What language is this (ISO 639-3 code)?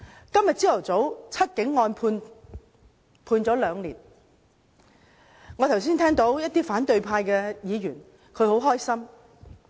yue